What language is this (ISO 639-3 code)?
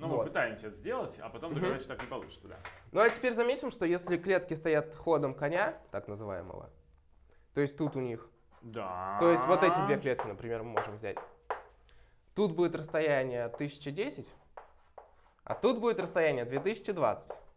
rus